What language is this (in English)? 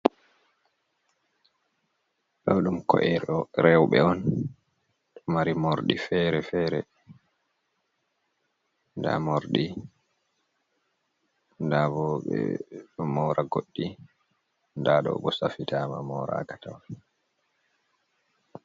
Fula